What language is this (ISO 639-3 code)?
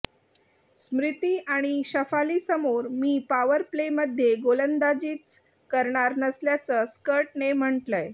mar